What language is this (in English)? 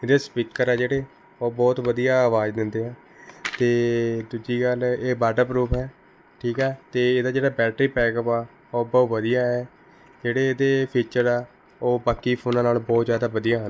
Punjabi